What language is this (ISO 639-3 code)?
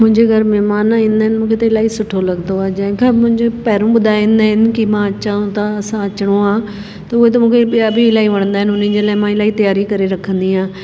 snd